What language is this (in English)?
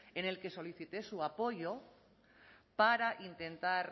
Spanish